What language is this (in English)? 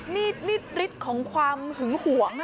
Thai